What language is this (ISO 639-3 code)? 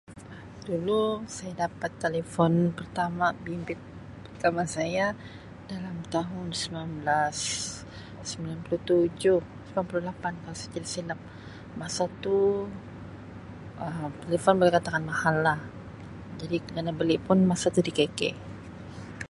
msi